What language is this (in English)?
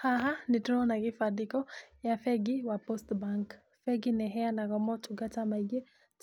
Kikuyu